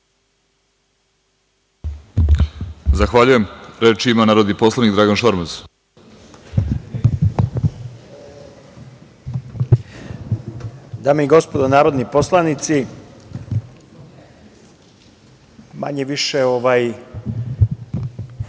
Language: Serbian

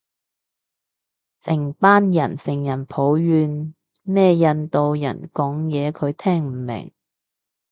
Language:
Cantonese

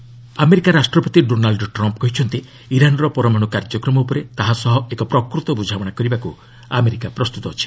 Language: Odia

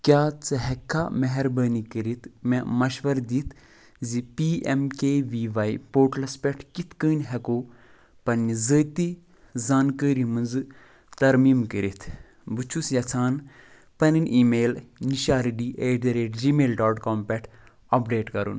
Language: Kashmiri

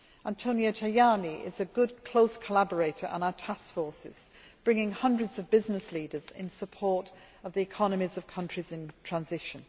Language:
English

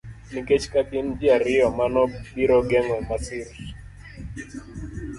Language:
Luo (Kenya and Tanzania)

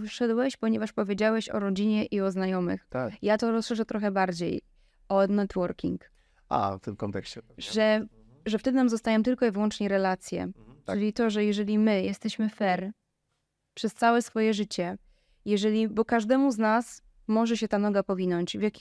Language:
Polish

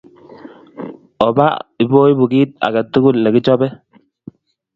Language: Kalenjin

